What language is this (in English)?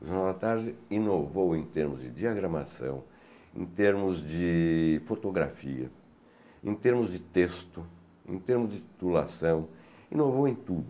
Portuguese